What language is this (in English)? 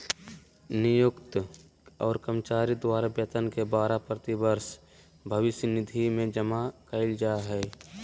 Magahi